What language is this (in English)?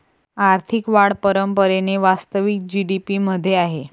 Marathi